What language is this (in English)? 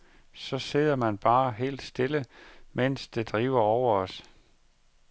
Danish